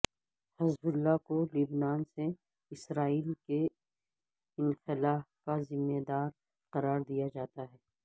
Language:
Urdu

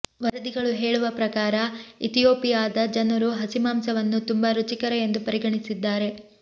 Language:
Kannada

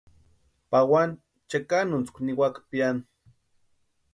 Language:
Western Highland Purepecha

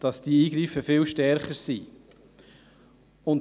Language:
Swiss German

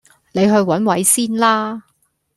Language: Cantonese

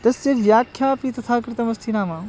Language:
Sanskrit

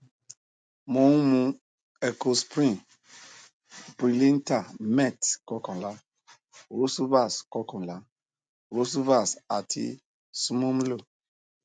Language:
Yoruba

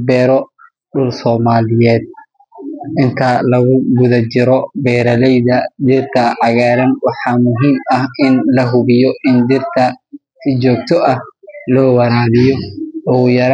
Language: Somali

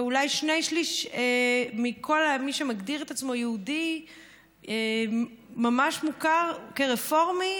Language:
Hebrew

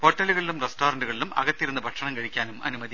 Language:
Malayalam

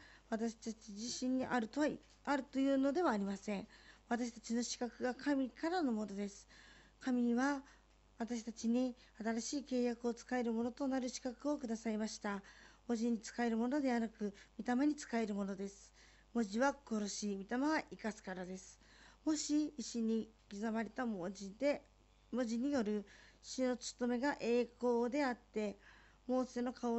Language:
Japanese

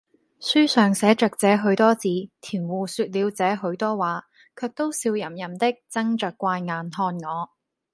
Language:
Cantonese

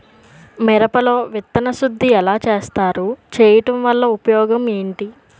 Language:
Telugu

